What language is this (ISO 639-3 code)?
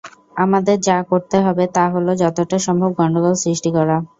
ben